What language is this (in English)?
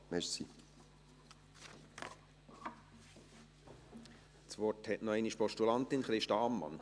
Swiss German